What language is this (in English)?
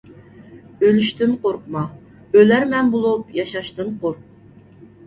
Uyghur